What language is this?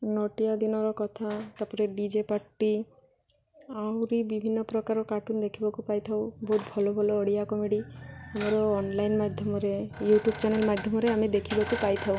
Odia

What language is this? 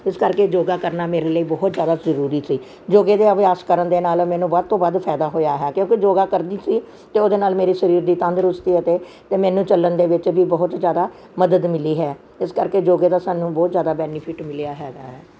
Punjabi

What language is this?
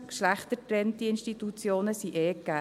Swiss German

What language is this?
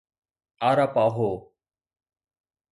Sindhi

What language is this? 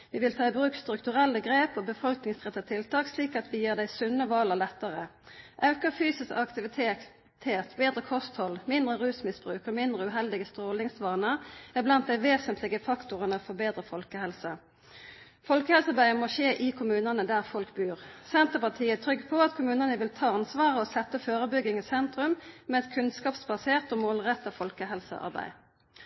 Norwegian Nynorsk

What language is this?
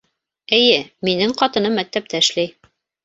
Bashkir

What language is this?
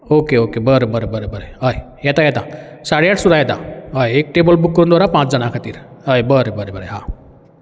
Konkani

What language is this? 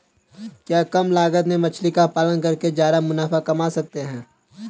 Hindi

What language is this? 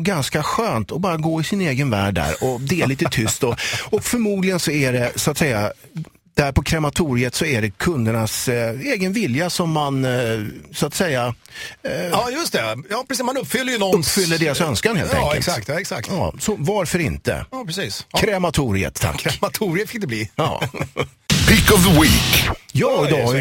Swedish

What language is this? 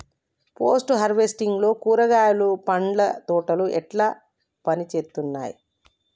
Telugu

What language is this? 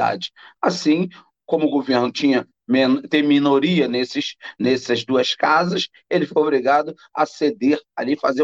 Portuguese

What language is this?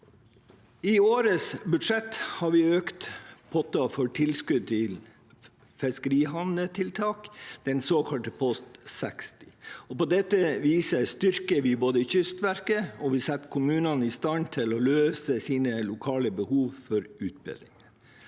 Norwegian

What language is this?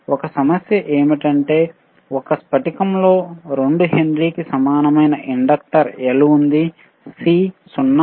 Telugu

